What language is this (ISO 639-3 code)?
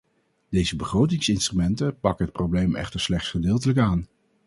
nld